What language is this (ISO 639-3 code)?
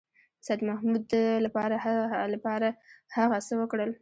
pus